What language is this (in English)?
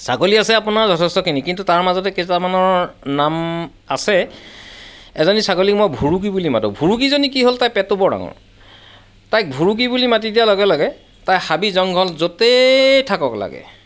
Assamese